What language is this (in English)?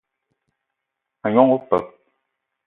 Eton (Cameroon)